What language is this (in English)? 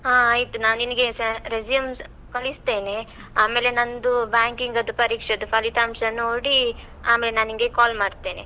Kannada